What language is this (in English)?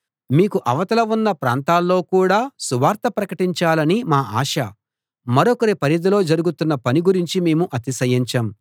Telugu